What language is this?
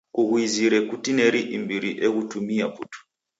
Taita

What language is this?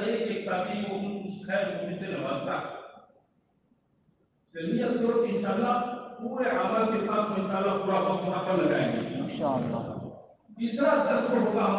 Romanian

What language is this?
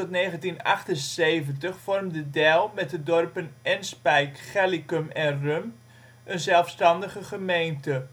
Dutch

